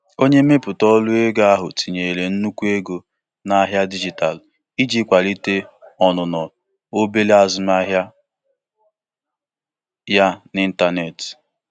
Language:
Igbo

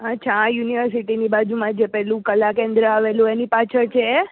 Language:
Gujarati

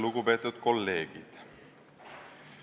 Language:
Estonian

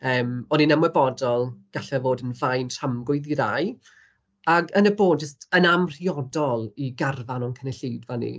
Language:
Welsh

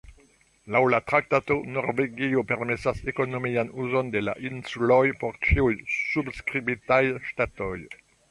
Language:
Esperanto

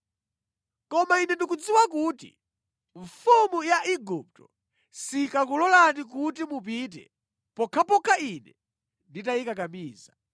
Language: Nyanja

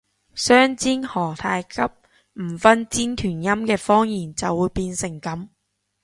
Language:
Cantonese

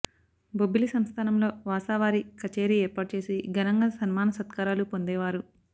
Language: Telugu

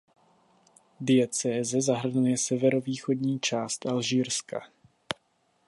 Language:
Czech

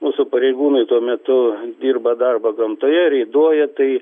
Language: Lithuanian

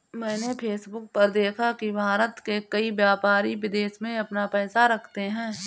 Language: Hindi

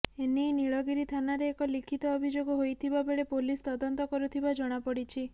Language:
Odia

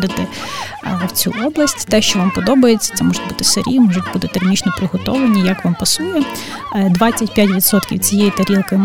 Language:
Ukrainian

